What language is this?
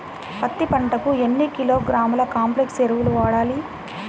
Telugu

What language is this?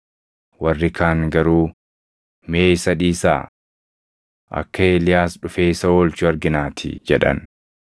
Oromo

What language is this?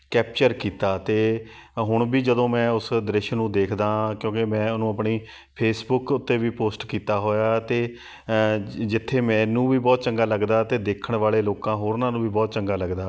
Punjabi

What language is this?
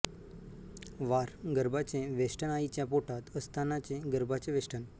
Marathi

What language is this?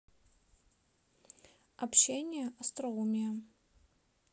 Russian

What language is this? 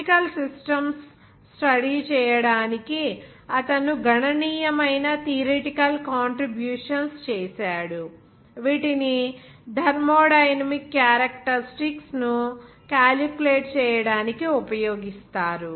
Telugu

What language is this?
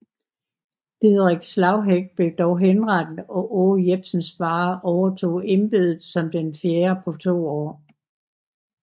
Danish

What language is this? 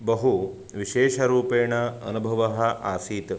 Sanskrit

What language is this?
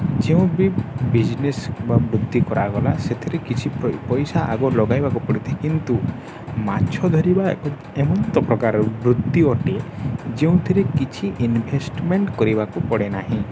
Odia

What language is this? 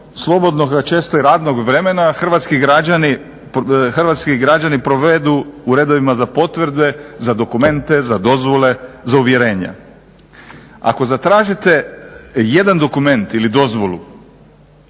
Croatian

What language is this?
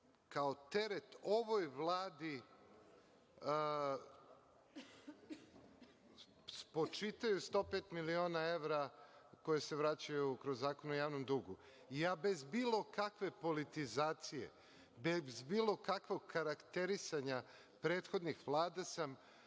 Serbian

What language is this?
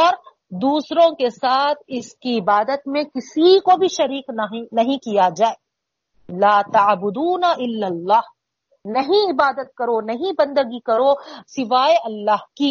Urdu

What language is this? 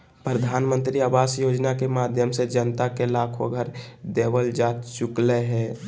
Magahi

